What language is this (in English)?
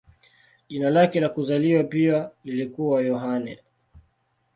Swahili